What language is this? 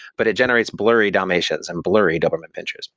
English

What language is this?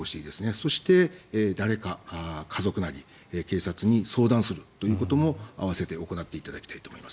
Japanese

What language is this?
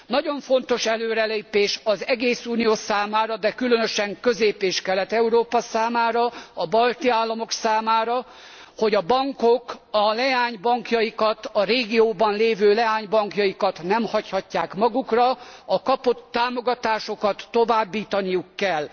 Hungarian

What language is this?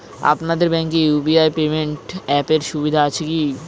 Bangla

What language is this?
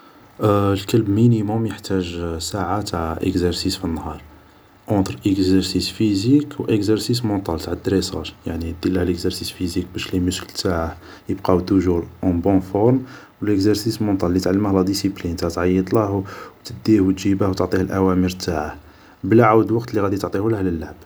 Algerian Arabic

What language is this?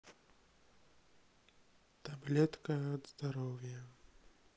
Russian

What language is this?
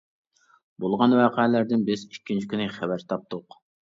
Uyghur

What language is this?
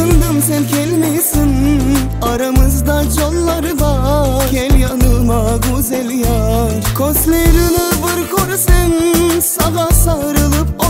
Bulgarian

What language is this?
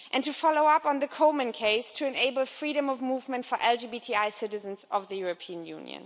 English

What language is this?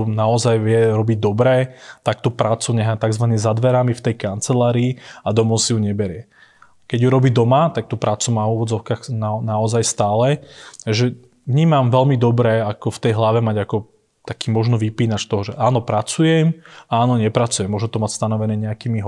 Slovak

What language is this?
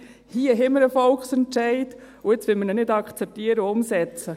Swiss German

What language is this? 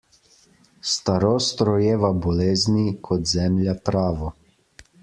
Slovenian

